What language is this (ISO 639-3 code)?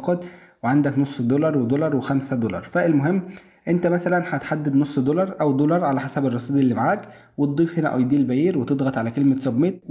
ara